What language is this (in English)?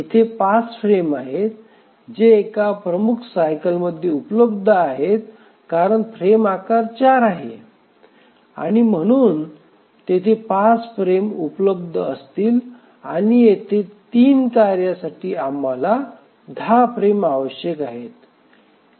Marathi